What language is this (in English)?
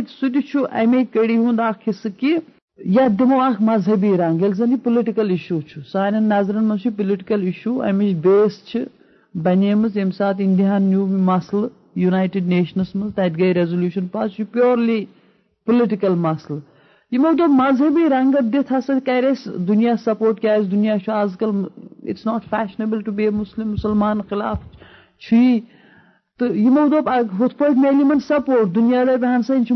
Urdu